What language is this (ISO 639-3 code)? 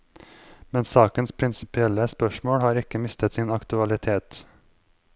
nor